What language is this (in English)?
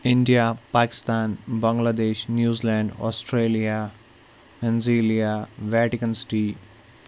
Kashmiri